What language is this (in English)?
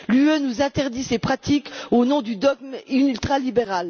French